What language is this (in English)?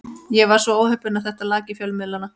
Icelandic